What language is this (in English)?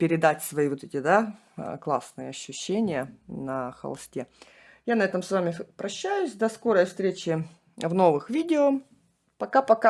Russian